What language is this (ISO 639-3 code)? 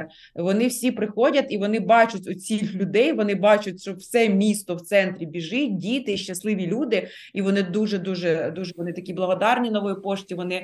ukr